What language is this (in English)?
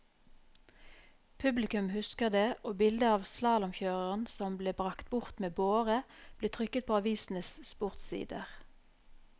Norwegian